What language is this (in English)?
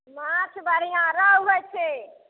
Maithili